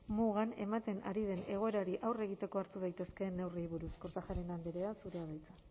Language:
Basque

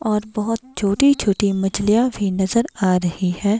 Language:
Hindi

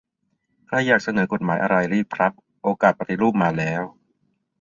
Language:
Thai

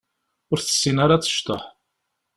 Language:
Kabyle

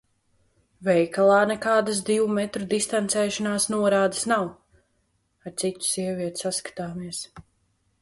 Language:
Latvian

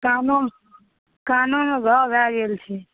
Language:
Maithili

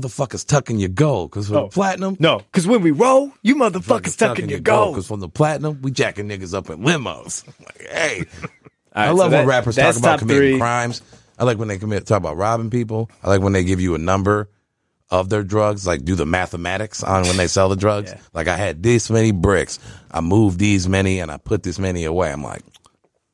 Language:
English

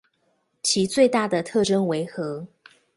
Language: Chinese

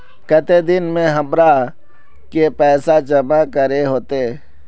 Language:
Magahi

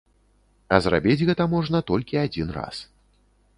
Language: Belarusian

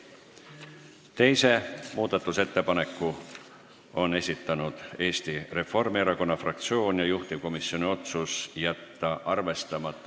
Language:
Estonian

